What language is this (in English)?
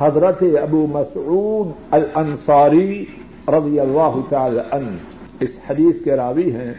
Urdu